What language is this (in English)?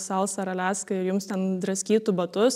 Lithuanian